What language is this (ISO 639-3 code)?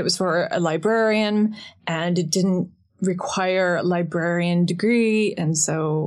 eng